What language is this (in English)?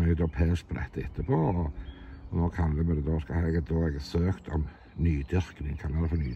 Norwegian